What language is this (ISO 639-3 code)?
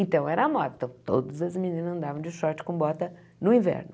por